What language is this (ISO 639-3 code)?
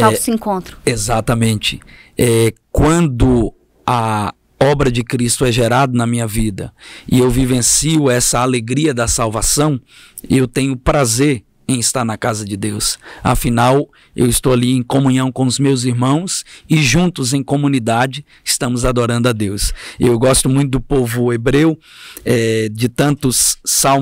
por